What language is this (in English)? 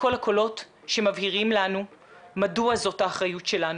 Hebrew